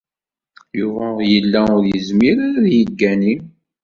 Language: Kabyle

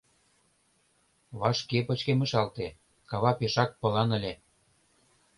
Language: Mari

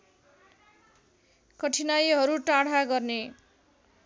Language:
Nepali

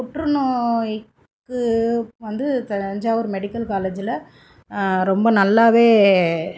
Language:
Tamil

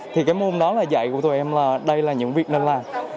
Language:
Vietnamese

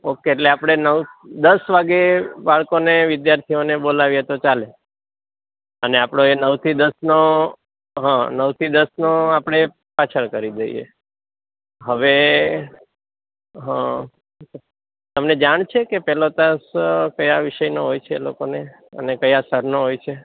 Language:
Gujarati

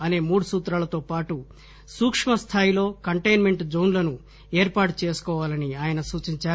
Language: Telugu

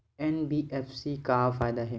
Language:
Chhattisgarhi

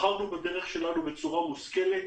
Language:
Hebrew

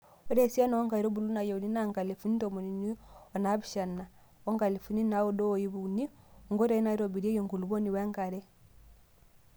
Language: Masai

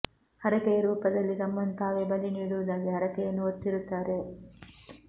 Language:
Kannada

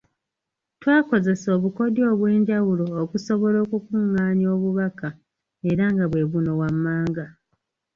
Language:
Ganda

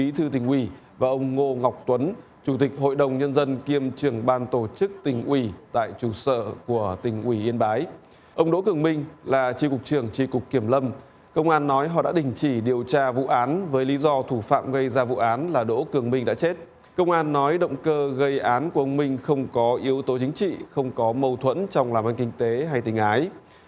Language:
Vietnamese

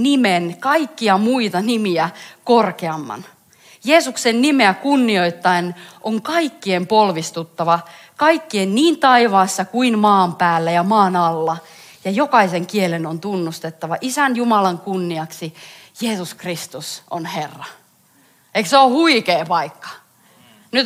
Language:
Finnish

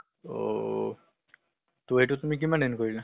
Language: Assamese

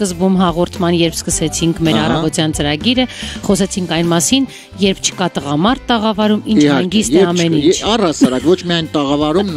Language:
Romanian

